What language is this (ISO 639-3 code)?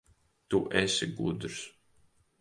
lav